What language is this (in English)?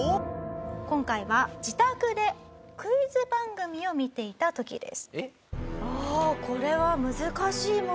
Japanese